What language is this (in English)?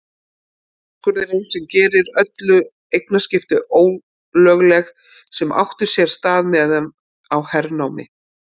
Icelandic